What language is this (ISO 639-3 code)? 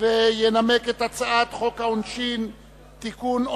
heb